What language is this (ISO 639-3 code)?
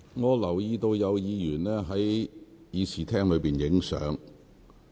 yue